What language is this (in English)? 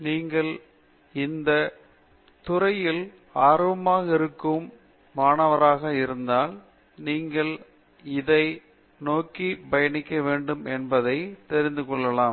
Tamil